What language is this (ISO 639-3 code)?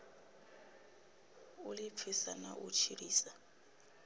ven